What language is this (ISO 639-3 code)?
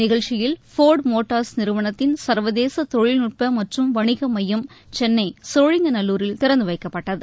tam